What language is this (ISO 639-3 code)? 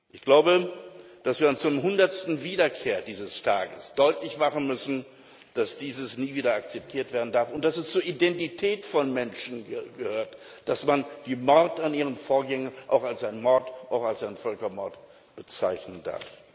deu